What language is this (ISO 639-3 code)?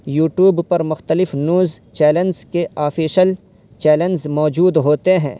urd